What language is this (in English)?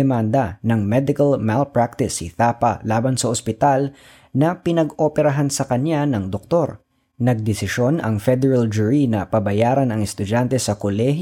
Filipino